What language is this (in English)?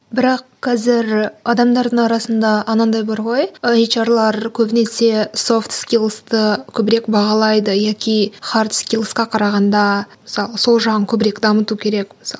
Kazakh